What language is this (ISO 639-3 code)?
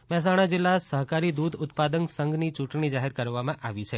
guj